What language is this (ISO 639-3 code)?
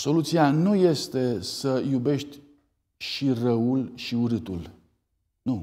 ron